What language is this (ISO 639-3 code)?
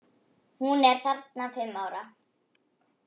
isl